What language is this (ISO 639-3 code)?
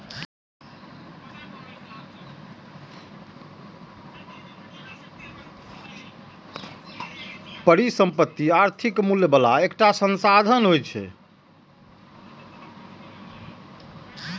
mai